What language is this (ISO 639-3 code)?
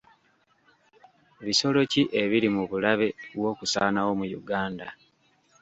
lug